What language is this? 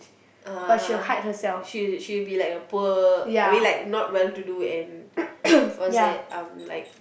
English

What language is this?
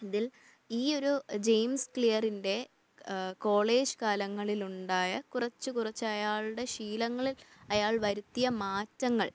Malayalam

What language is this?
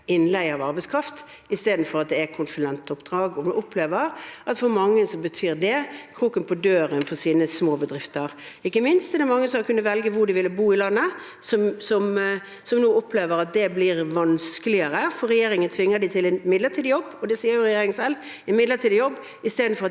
Norwegian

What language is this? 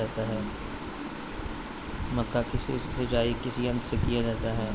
Magahi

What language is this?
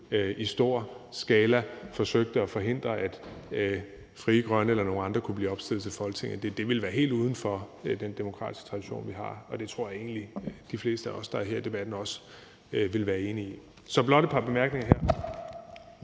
Danish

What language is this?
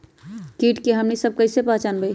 Magahi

